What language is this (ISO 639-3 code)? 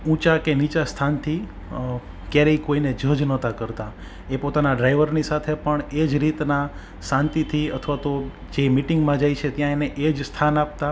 guj